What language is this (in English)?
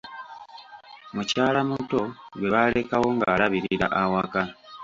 Ganda